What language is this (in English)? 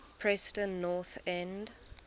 English